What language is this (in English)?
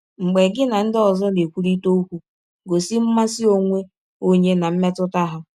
Igbo